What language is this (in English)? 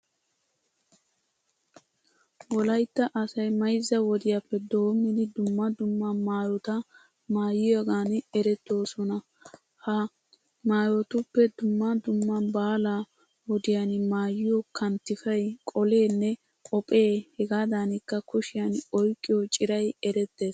Wolaytta